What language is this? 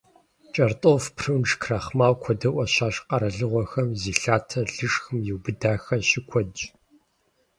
Kabardian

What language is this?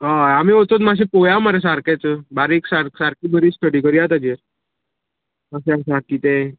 Konkani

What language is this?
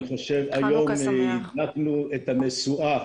Hebrew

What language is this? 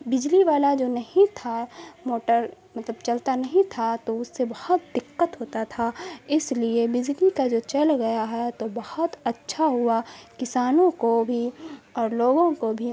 Urdu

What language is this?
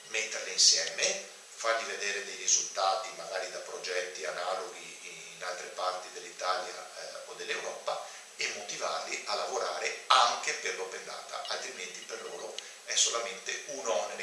Italian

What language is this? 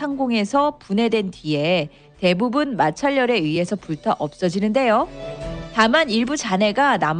Korean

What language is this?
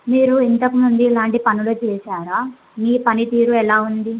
Telugu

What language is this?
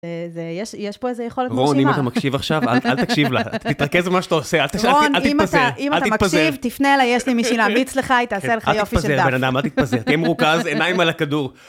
Hebrew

